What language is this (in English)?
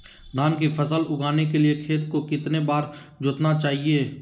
Magahi